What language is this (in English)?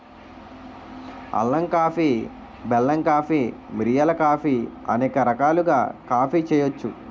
Telugu